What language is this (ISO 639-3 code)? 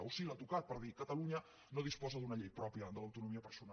cat